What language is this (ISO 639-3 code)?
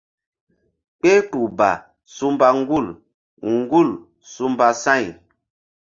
mdd